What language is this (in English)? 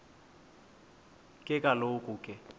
Xhosa